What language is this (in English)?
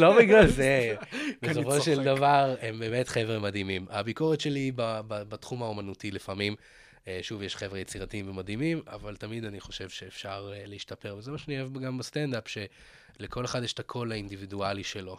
Hebrew